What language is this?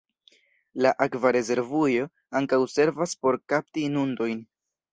Esperanto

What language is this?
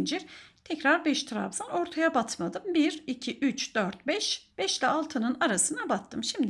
Turkish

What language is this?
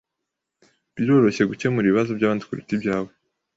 Kinyarwanda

